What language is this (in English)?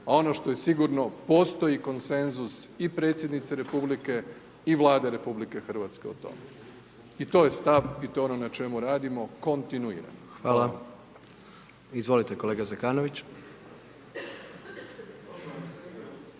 Croatian